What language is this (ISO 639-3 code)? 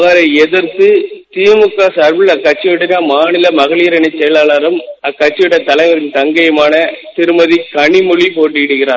tam